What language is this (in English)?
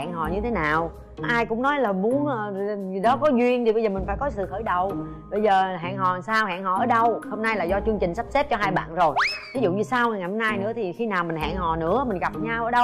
Vietnamese